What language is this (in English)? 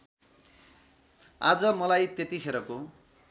Nepali